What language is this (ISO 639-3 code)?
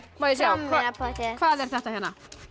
isl